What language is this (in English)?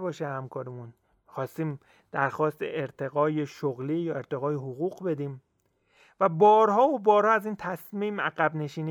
Persian